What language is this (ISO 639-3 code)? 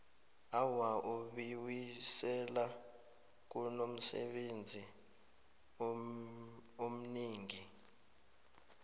nbl